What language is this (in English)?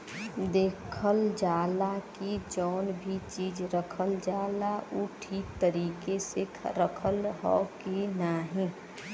Bhojpuri